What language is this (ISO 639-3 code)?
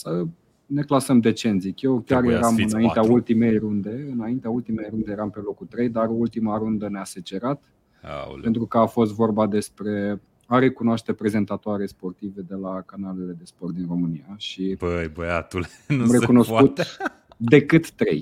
ron